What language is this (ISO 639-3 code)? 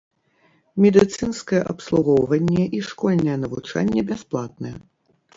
bel